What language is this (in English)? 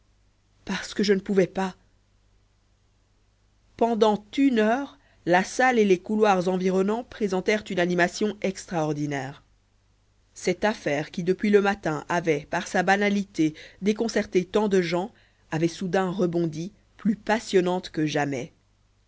French